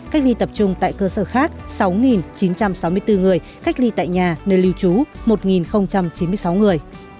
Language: Vietnamese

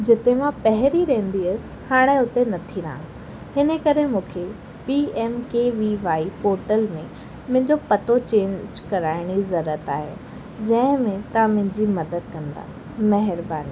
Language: Sindhi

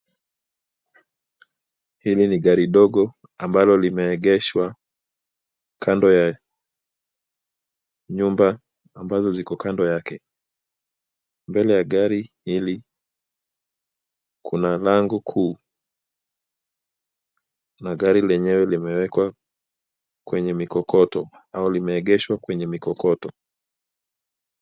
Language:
Swahili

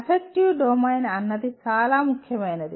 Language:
Telugu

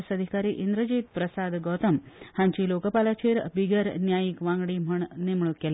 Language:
Konkani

